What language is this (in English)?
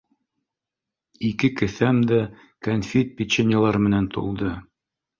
Bashkir